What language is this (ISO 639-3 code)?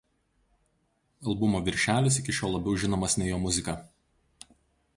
lit